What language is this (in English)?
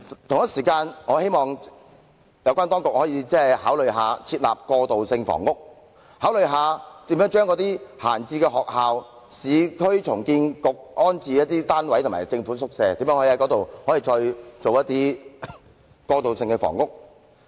Cantonese